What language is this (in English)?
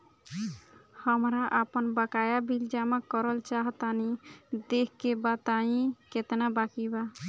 Bhojpuri